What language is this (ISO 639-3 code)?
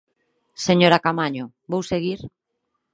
glg